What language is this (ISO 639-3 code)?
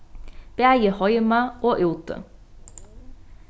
fao